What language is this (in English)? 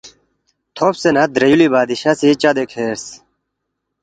Balti